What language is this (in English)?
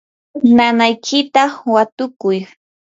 Yanahuanca Pasco Quechua